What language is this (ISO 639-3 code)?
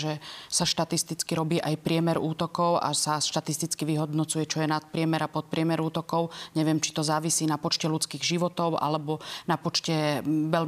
slk